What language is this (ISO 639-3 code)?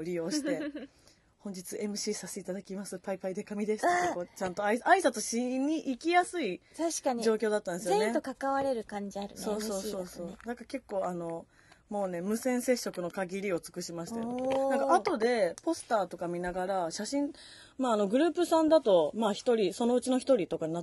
jpn